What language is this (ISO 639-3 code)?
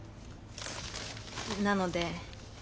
jpn